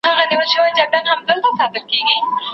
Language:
Pashto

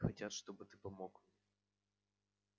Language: Russian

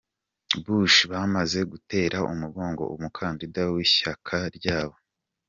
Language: Kinyarwanda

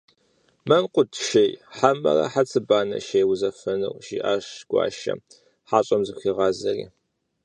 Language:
Kabardian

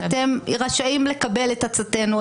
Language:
Hebrew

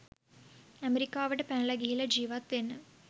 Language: Sinhala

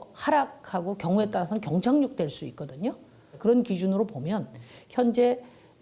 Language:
Korean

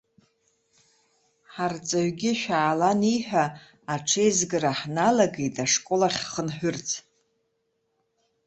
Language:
Abkhazian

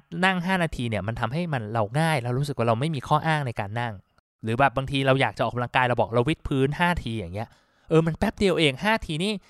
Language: Thai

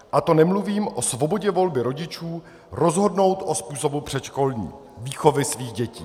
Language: Czech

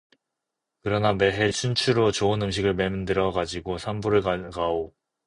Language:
Korean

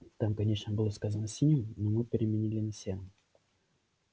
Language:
Russian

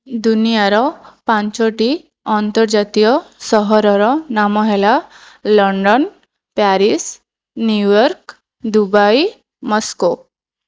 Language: Odia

